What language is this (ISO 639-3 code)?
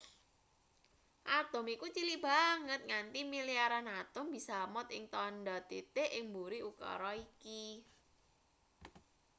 jav